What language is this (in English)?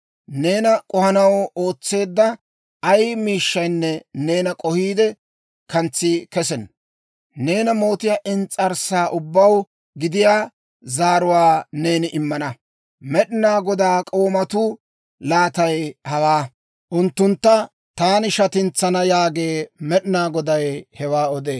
Dawro